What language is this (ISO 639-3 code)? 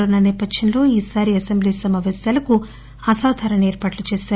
tel